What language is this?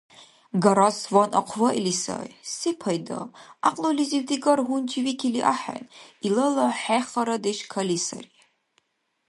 Dargwa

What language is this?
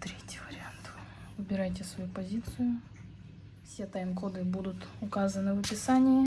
Russian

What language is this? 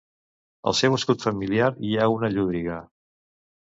Catalan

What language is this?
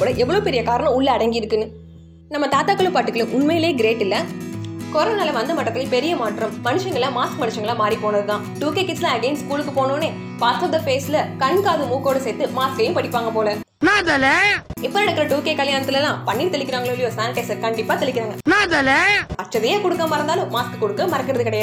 Tamil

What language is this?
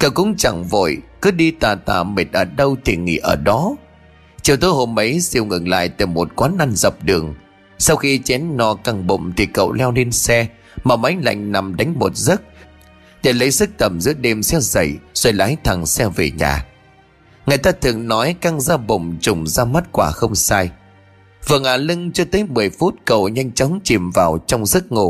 Vietnamese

